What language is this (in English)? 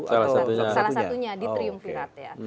Indonesian